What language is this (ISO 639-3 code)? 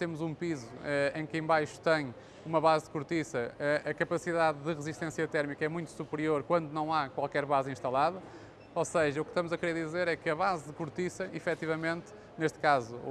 por